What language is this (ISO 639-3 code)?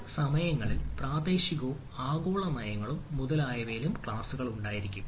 mal